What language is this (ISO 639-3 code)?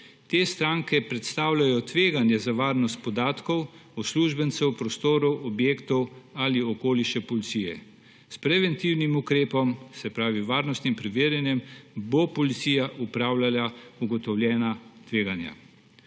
slv